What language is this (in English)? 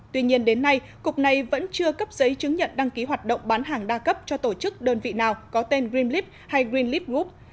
Vietnamese